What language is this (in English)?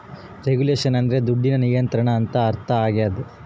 Kannada